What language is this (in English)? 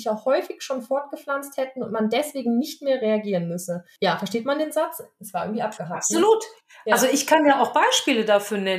German